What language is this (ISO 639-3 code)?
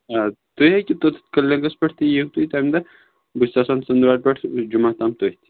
kas